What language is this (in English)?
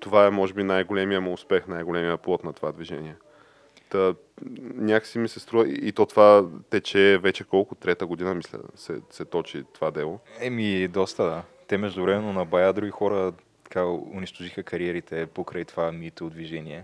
Bulgarian